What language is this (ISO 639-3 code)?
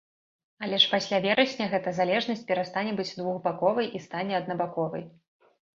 bel